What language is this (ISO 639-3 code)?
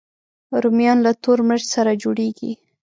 pus